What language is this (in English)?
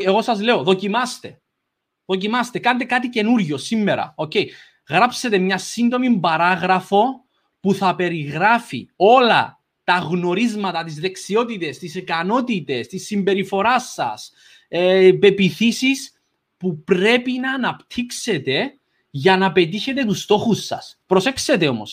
Greek